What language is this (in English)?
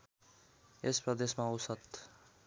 Nepali